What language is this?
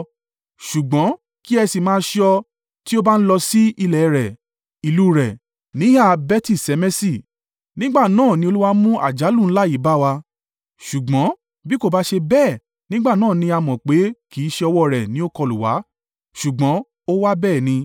Yoruba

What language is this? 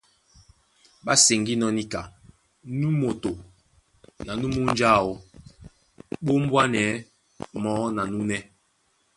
Duala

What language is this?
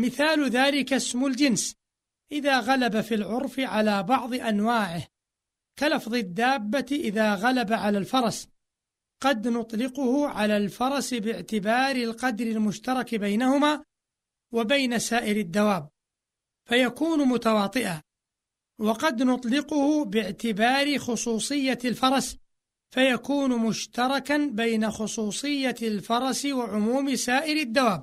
Arabic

